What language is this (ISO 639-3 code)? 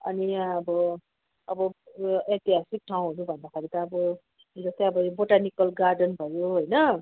nep